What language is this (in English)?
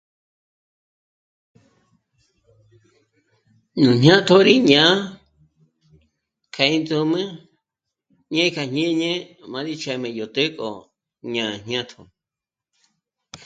Michoacán Mazahua